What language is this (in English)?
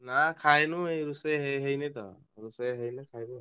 Odia